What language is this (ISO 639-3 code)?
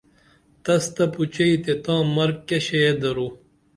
dml